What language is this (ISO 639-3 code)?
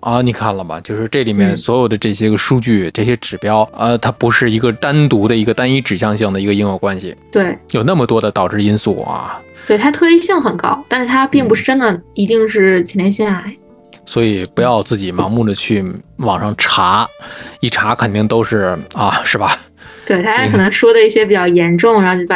zho